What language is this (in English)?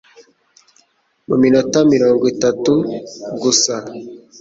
Kinyarwanda